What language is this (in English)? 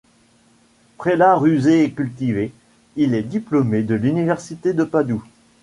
French